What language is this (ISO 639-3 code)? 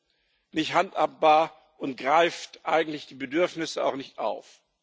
deu